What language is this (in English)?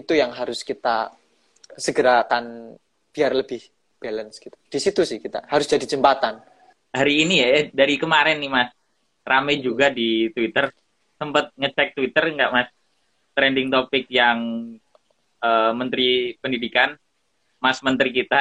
Indonesian